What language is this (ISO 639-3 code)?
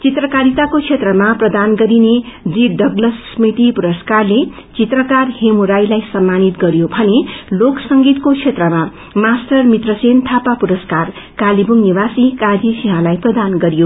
nep